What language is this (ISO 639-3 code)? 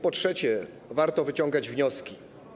pol